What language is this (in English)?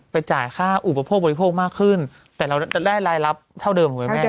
Thai